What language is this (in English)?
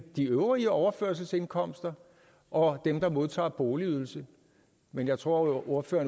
Danish